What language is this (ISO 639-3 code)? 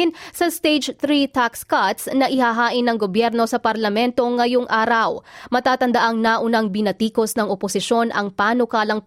fil